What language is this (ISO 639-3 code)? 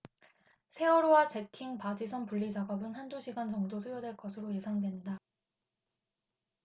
kor